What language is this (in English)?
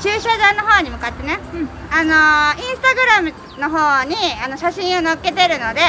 Japanese